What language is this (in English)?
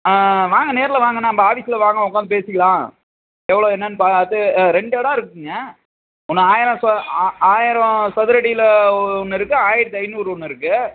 Tamil